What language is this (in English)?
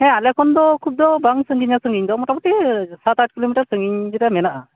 Santali